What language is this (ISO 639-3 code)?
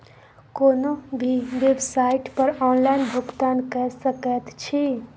mai